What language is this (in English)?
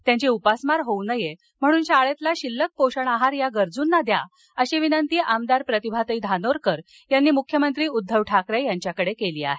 Marathi